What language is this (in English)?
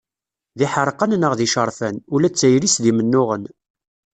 Kabyle